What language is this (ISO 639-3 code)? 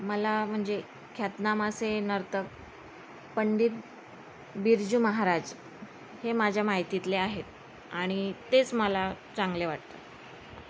mar